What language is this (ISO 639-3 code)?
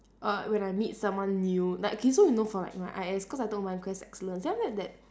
eng